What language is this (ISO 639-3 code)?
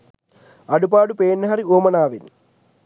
sin